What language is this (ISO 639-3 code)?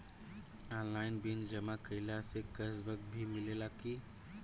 bho